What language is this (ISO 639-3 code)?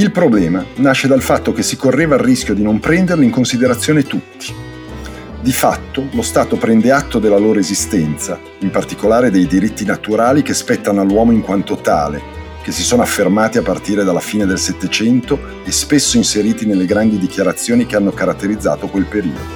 ita